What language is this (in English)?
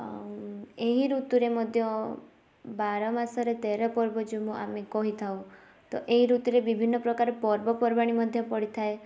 Odia